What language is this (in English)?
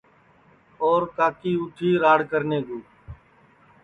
Sansi